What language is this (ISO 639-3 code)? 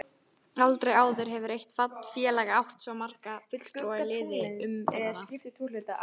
isl